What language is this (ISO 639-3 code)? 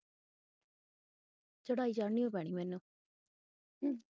pan